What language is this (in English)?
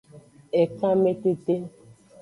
Aja (Benin)